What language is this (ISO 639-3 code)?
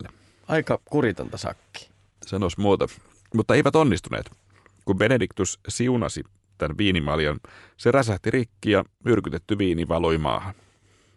fin